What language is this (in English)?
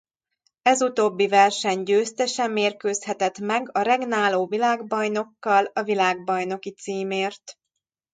Hungarian